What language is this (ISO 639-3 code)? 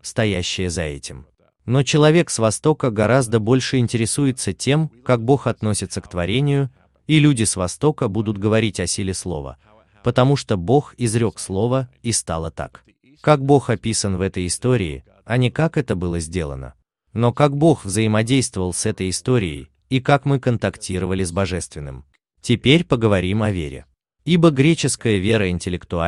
rus